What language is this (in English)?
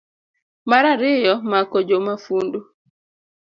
Luo (Kenya and Tanzania)